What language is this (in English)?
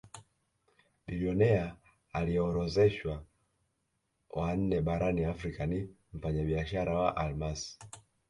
Swahili